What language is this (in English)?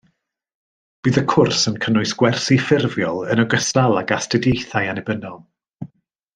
Welsh